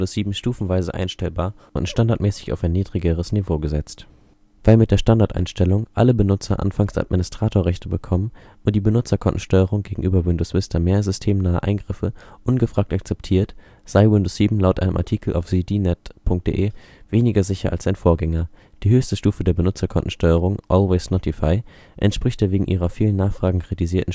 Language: German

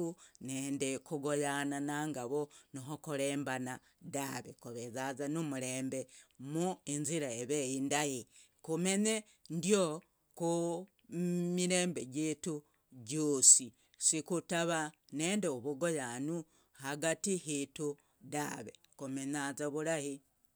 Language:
Logooli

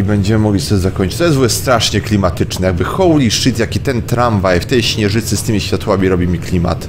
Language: Polish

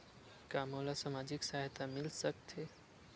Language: Chhattisgarhi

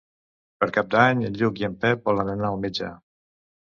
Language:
Catalan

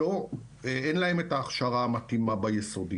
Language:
Hebrew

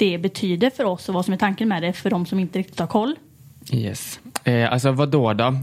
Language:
Swedish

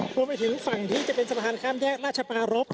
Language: Thai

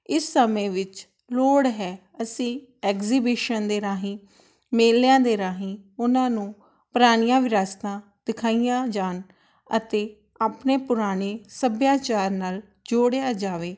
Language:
Punjabi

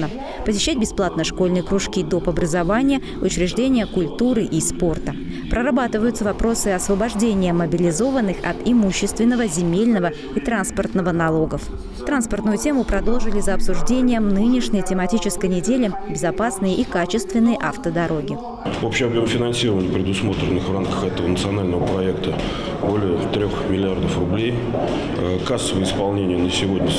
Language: Russian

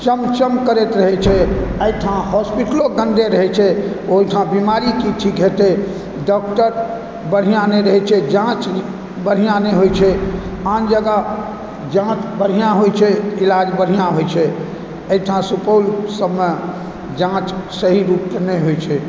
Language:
Maithili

